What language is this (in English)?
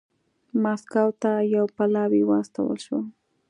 Pashto